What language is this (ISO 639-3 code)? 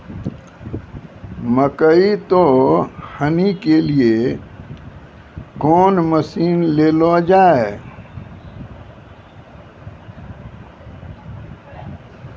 mai